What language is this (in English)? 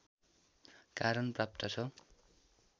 Nepali